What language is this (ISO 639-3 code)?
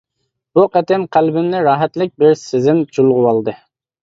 uig